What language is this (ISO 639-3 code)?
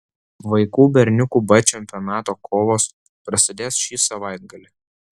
lit